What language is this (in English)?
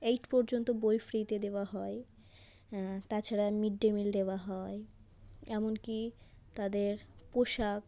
Bangla